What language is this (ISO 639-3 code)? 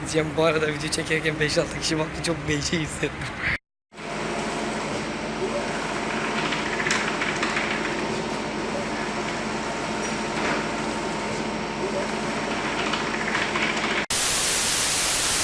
tur